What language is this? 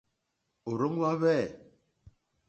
Mokpwe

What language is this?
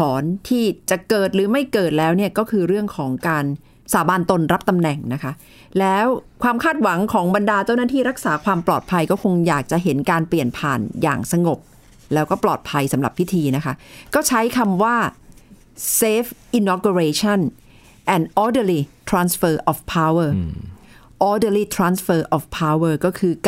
Thai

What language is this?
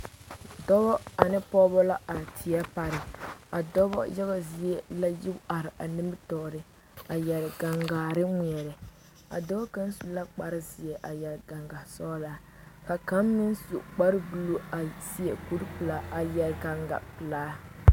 Southern Dagaare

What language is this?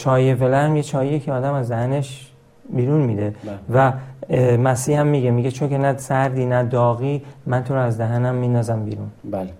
Persian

